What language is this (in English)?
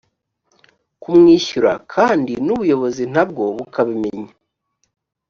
Kinyarwanda